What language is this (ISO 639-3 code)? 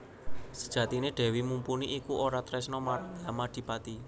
jav